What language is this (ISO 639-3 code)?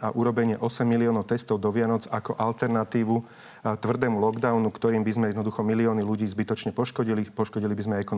slk